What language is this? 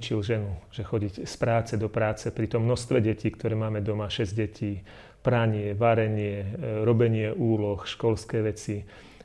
Slovak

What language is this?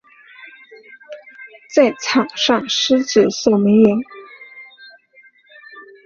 Chinese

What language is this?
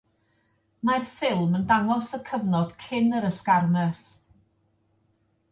Welsh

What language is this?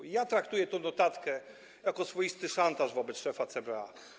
Polish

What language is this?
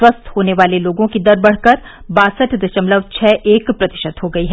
Hindi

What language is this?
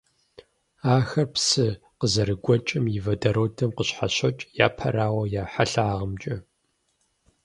Kabardian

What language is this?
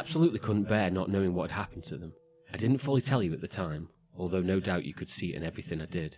English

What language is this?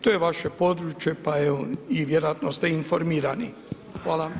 Croatian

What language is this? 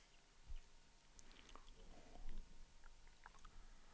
Danish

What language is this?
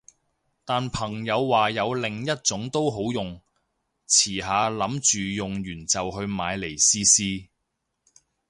Cantonese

